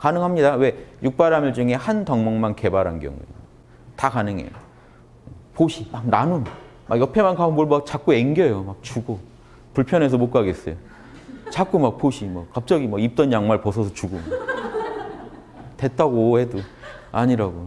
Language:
Korean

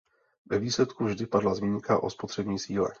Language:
Czech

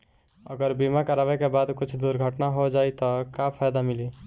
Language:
Bhojpuri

